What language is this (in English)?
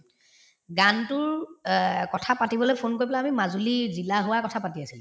Assamese